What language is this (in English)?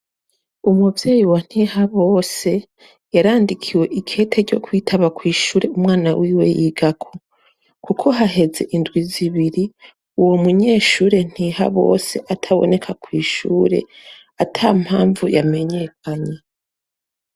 Rundi